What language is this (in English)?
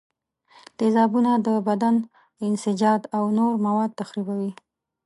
Pashto